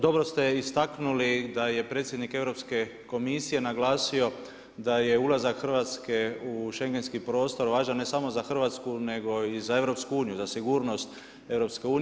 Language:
Croatian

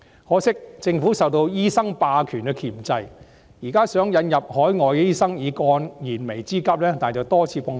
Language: Cantonese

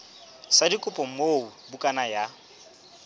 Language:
Southern Sotho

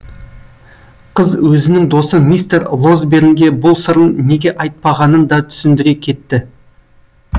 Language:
Kazakh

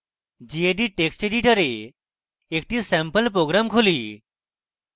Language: Bangla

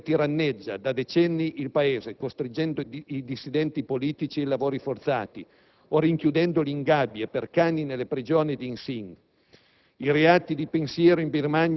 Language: Italian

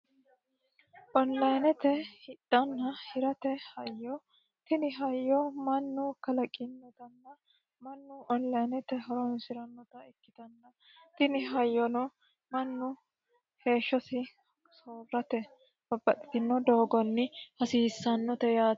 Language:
Sidamo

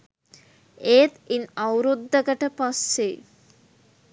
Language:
Sinhala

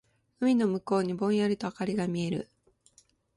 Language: Japanese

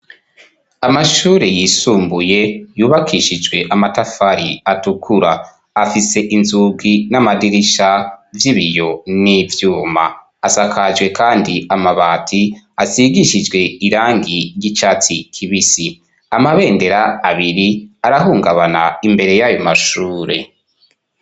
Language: Rundi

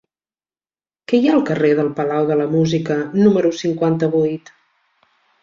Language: Catalan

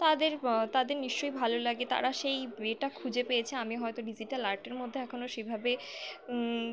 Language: Bangla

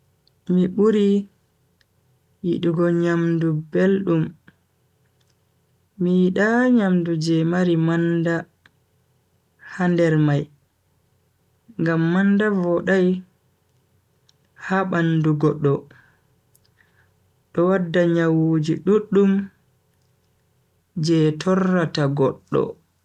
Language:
Bagirmi Fulfulde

